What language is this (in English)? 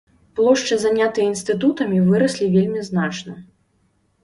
Belarusian